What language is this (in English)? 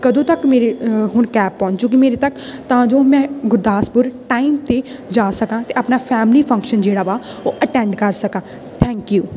Punjabi